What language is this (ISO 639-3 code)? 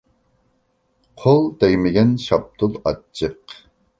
uig